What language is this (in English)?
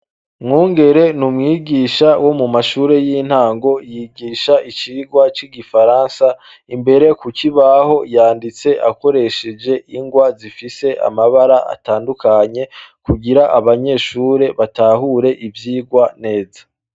Rundi